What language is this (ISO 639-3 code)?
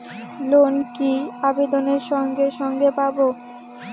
ben